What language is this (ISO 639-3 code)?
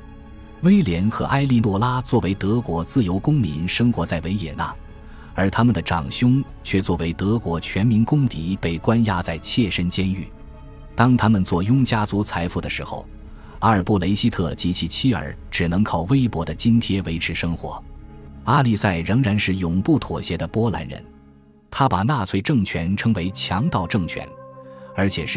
zho